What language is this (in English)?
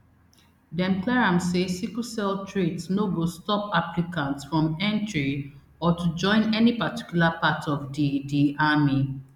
Nigerian Pidgin